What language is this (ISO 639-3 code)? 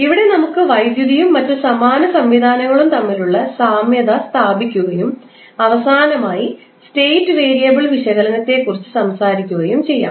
mal